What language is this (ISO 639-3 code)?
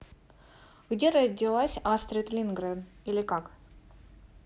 rus